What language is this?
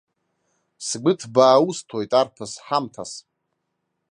Abkhazian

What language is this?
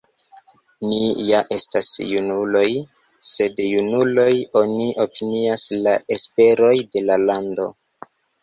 Esperanto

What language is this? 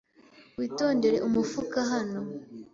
Kinyarwanda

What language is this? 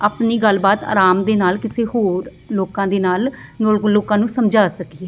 Punjabi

